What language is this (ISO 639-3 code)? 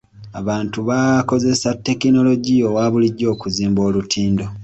lug